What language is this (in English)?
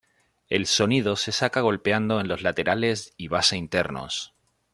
Spanish